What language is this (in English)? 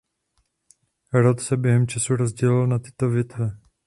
Czech